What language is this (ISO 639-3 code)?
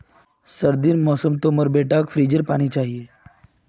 mag